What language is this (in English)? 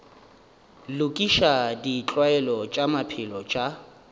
Northern Sotho